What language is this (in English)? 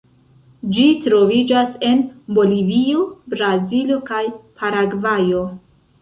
Esperanto